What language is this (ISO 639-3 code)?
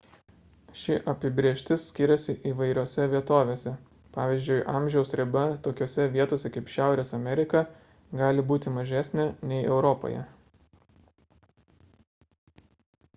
lit